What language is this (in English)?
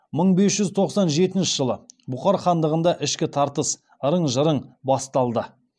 Kazakh